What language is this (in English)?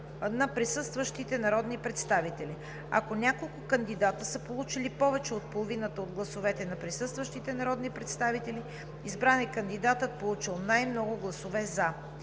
Bulgarian